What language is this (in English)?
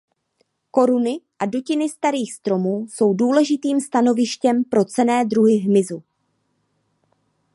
Czech